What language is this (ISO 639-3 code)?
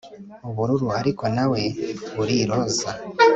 kin